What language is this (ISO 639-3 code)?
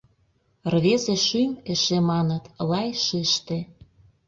chm